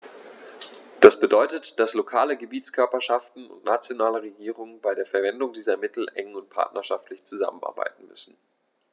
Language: German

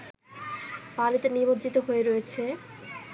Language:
Bangla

